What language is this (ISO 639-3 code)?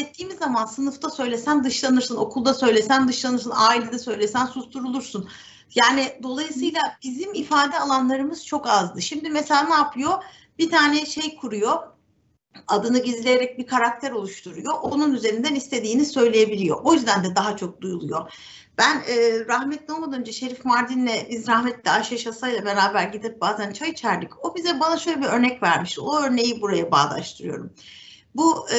tur